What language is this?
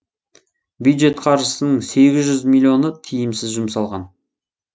Kazakh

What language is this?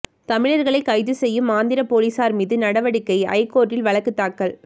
Tamil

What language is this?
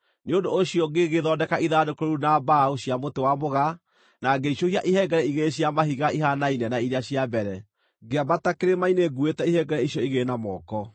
Kikuyu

